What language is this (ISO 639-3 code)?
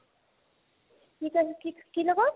asm